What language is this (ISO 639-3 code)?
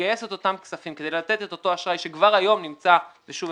heb